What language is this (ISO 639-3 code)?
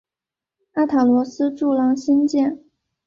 zho